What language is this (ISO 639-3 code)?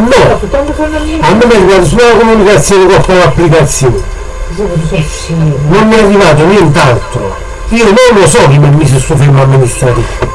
ita